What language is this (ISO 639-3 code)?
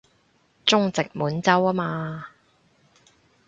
yue